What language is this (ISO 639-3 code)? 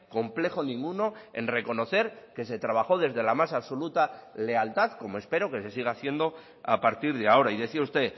spa